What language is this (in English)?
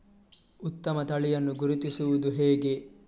Kannada